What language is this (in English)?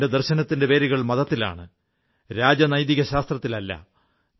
Malayalam